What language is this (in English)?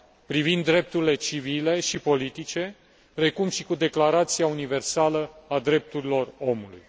Romanian